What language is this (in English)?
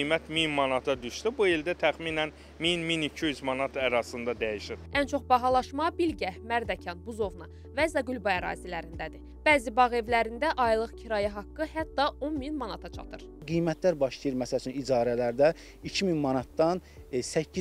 Turkish